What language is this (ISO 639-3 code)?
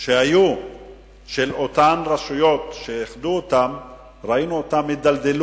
heb